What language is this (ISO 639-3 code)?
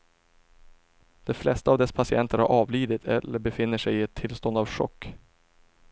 swe